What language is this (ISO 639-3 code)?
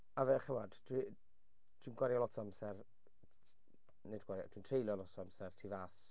cym